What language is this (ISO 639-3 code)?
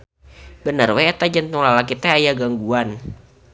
sun